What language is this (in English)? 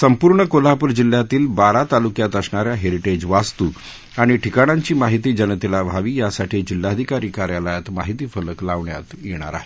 Marathi